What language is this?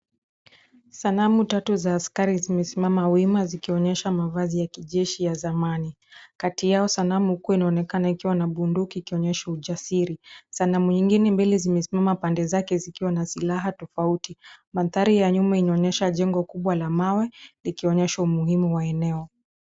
Swahili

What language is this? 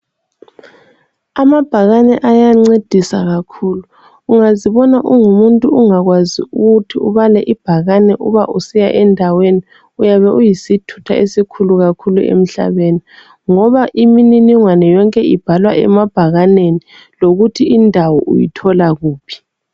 North Ndebele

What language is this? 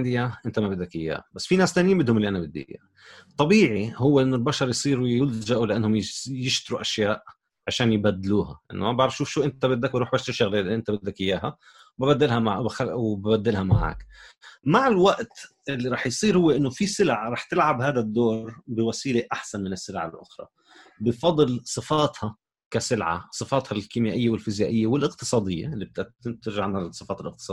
Arabic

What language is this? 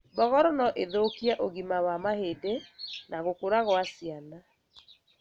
Kikuyu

